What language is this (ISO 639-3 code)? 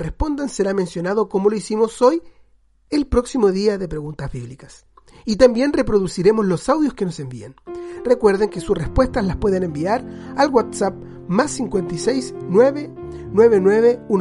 spa